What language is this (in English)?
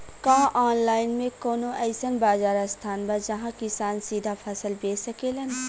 Bhojpuri